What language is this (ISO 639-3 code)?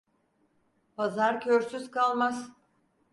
tur